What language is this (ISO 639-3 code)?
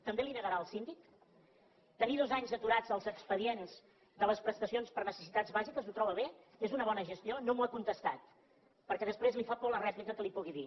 cat